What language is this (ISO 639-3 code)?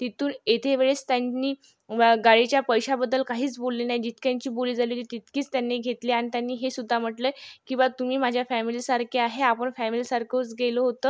mar